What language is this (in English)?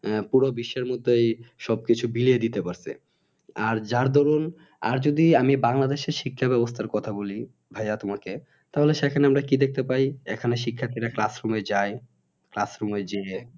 Bangla